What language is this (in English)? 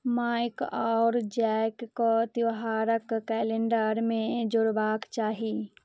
Maithili